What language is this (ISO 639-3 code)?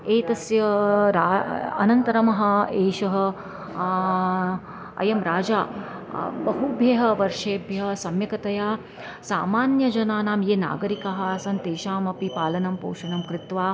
san